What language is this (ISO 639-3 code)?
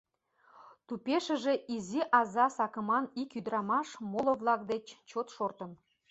chm